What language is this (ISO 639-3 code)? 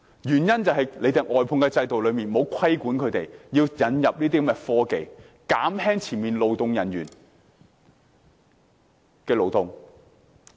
yue